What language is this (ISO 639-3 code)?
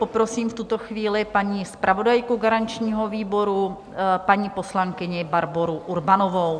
ces